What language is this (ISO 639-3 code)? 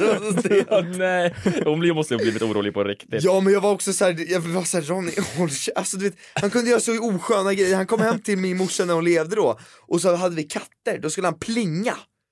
swe